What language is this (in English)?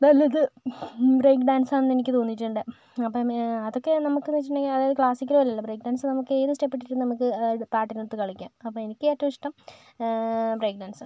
Malayalam